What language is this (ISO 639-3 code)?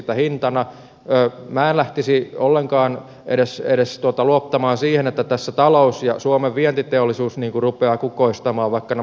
fin